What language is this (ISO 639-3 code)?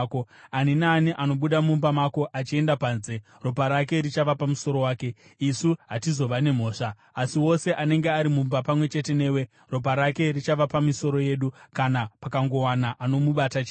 sna